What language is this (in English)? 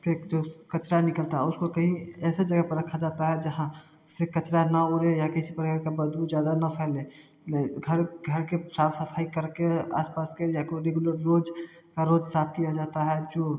Hindi